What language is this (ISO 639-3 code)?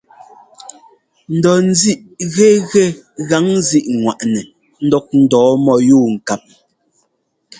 jgo